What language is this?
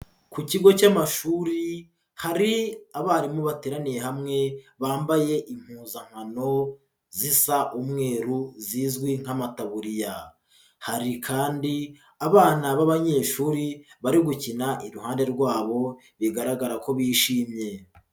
Kinyarwanda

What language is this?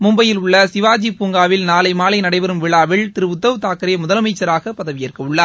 Tamil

